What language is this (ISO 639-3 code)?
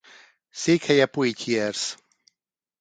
hun